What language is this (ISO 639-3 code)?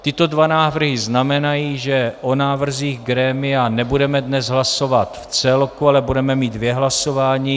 ces